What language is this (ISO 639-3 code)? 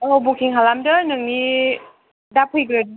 brx